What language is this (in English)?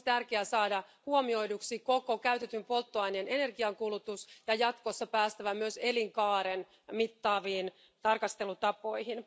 Finnish